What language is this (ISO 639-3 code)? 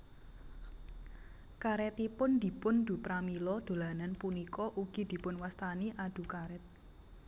jav